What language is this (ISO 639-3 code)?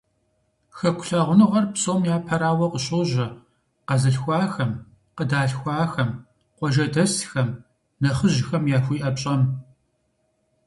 kbd